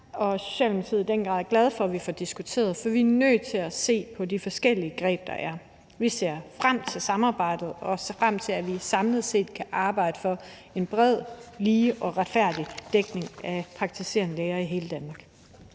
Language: Danish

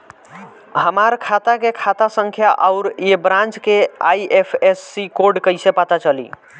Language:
Bhojpuri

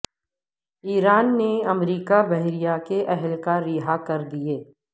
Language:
Urdu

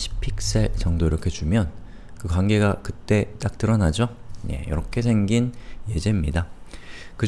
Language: Korean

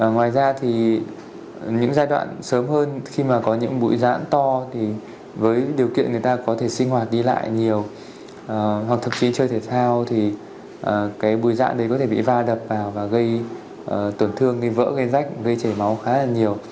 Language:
Vietnamese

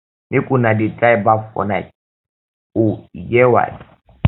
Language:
Nigerian Pidgin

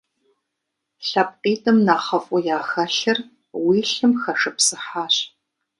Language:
Kabardian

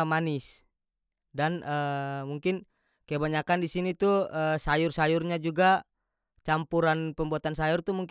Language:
North Moluccan Malay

